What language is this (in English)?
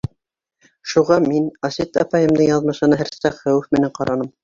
Bashkir